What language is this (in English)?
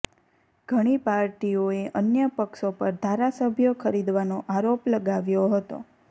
Gujarati